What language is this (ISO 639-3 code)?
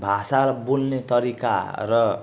nep